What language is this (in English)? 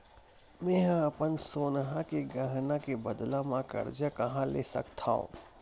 Chhattisgarhi